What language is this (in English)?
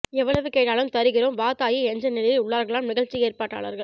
Tamil